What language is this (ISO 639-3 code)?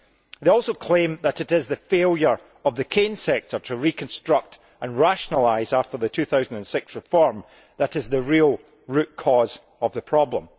eng